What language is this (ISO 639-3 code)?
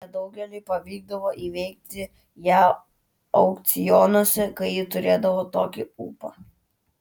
lit